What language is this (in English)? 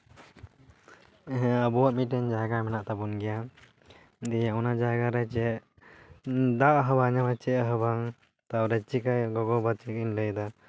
Santali